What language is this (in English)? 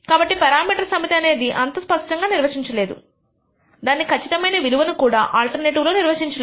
Telugu